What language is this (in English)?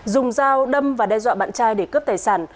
Vietnamese